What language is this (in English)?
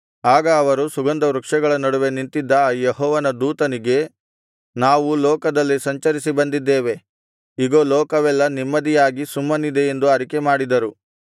Kannada